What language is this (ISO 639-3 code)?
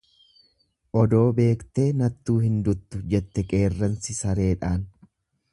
orm